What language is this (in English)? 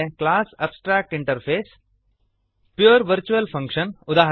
Kannada